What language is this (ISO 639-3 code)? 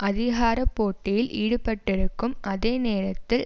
tam